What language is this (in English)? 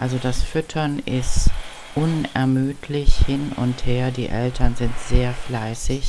German